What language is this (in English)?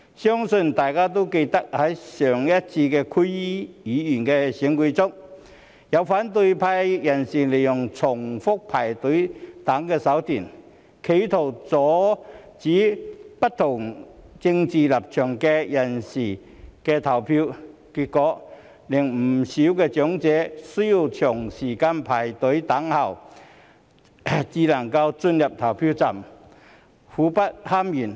Cantonese